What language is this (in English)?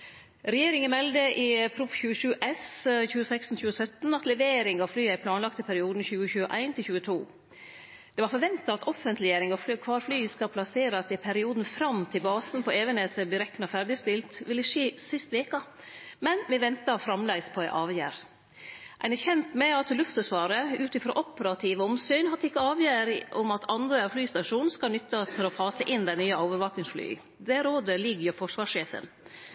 Norwegian Nynorsk